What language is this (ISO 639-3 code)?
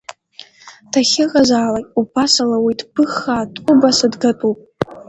abk